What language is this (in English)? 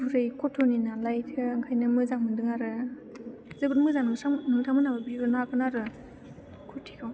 Bodo